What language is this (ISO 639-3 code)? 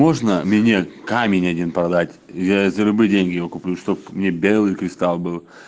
rus